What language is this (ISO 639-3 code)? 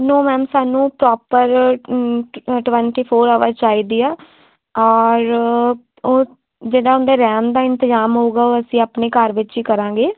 pan